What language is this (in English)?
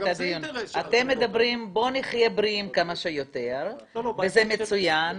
Hebrew